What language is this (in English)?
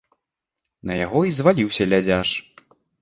Belarusian